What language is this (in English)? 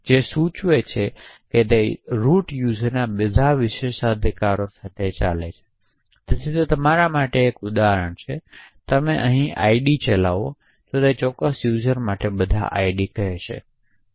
Gujarati